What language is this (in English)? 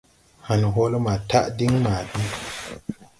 Tupuri